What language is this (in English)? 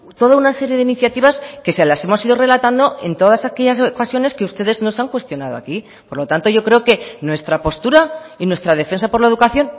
Spanish